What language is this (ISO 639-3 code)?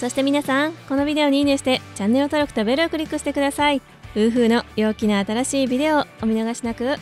jpn